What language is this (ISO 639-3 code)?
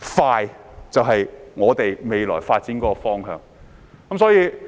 yue